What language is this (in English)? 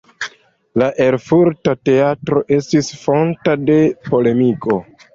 Esperanto